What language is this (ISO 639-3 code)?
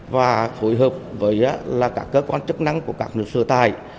vie